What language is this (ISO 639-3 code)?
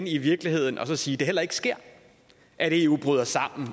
dan